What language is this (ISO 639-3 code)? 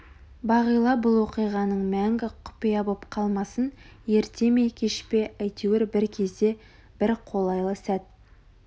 kaz